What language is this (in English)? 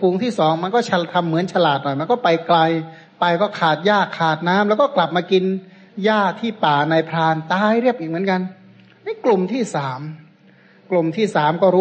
Thai